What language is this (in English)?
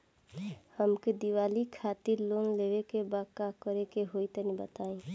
Bhojpuri